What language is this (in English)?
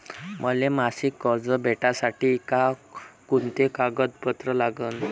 Marathi